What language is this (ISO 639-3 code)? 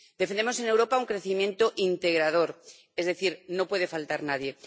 spa